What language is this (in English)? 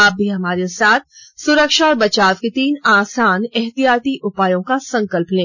Hindi